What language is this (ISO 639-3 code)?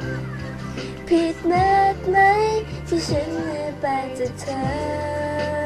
tha